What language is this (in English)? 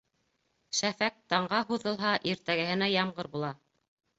Bashkir